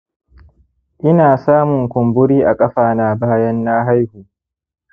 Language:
Hausa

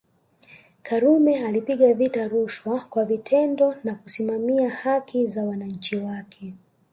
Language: Swahili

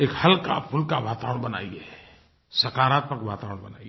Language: Hindi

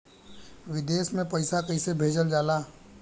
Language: Bhojpuri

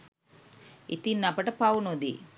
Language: Sinhala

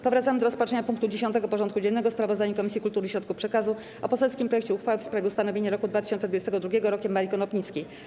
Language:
Polish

